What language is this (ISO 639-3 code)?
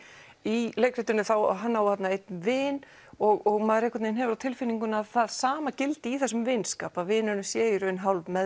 isl